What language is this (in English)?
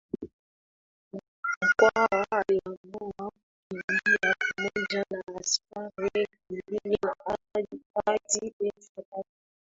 Swahili